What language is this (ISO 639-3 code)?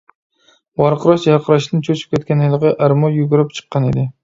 uig